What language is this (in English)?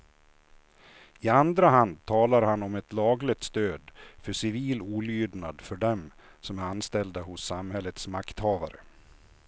Swedish